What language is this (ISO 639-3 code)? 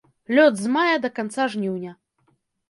bel